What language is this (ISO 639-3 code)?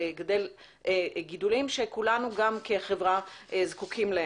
heb